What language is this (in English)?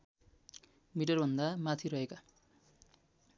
Nepali